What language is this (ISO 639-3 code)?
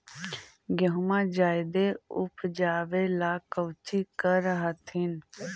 mag